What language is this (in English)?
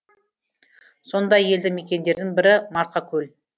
Kazakh